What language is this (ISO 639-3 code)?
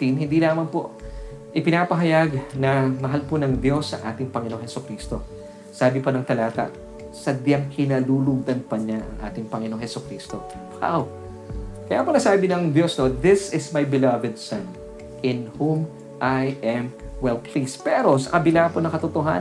fil